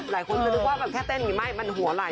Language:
Thai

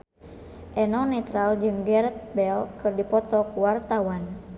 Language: Sundanese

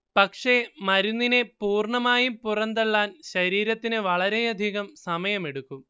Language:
Malayalam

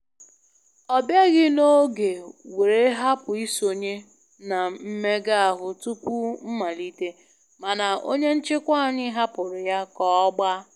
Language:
Igbo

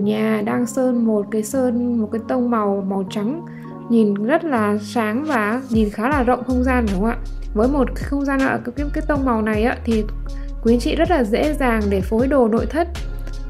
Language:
Vietnamese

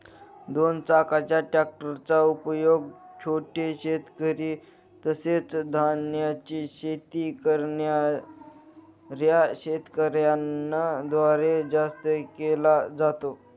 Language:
Marathi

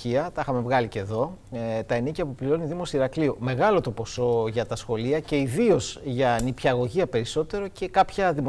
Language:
Greek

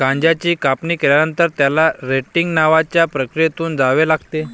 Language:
Marathi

